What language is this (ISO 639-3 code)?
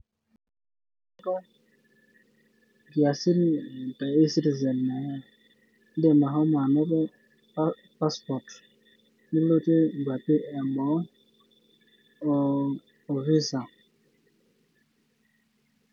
mas